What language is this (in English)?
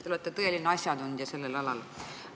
Estonian